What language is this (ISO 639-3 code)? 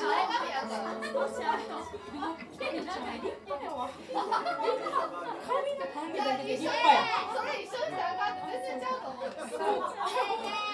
jpn